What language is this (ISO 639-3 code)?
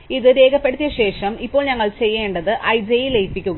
mal